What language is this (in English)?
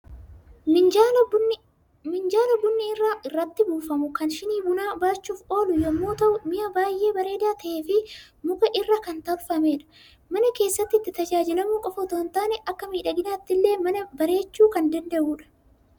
Oromo